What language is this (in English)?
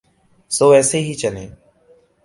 Urdu